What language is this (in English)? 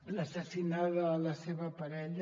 Catalan